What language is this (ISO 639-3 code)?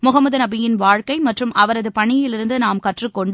tam